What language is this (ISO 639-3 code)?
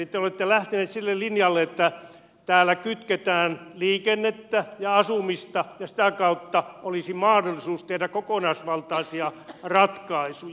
fin